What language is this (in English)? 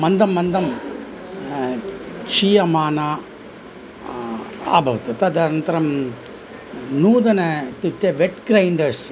Sanskrit